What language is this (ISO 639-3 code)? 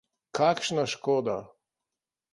slv